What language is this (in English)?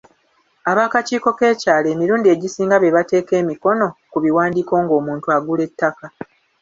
Ganda